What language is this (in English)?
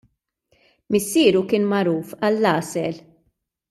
Maltese